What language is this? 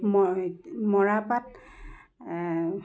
Assamese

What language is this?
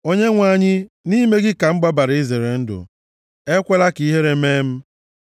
Igbo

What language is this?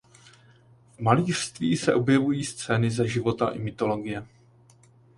Czech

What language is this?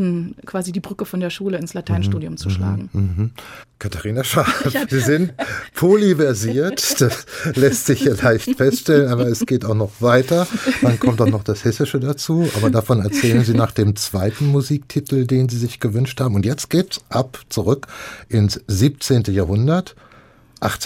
German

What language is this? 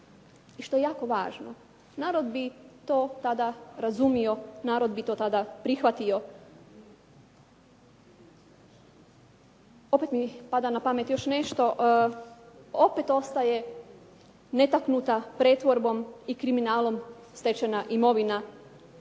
Croatian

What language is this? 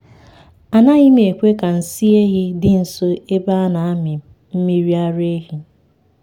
Igbo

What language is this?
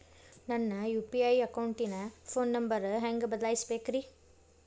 Kannada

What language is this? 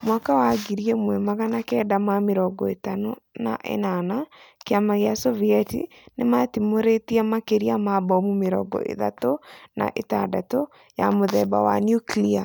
Kikuyu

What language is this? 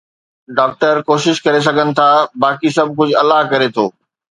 Sindhi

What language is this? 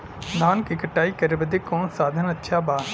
Bhojpuri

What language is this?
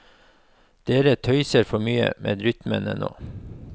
Norwegian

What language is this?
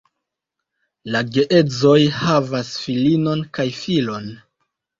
Esperanto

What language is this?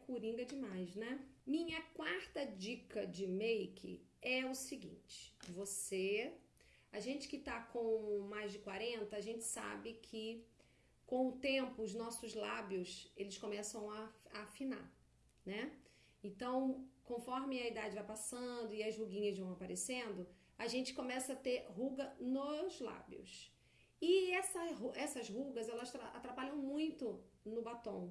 Portuguese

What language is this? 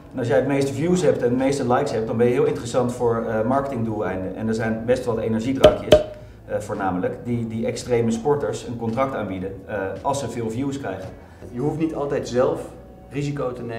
Dutch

